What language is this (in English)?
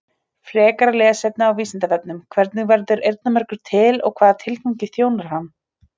Icelandic